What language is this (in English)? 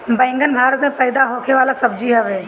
Bhojpuri